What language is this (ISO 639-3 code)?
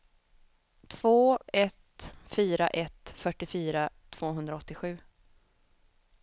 swe